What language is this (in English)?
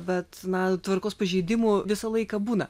Lithuanian